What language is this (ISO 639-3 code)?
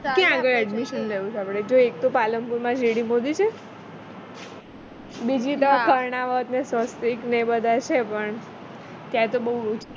guj